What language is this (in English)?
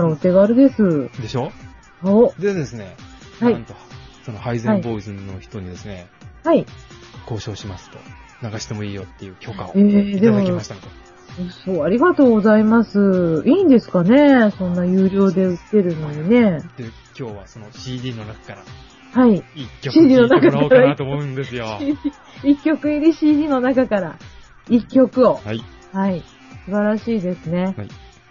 Japanese